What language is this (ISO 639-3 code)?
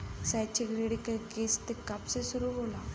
bho